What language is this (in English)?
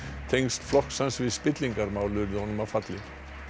Icelandic